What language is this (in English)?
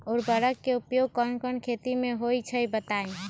Magahi